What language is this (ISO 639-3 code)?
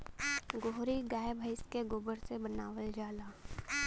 bho